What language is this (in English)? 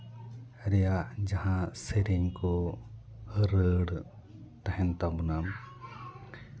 Santali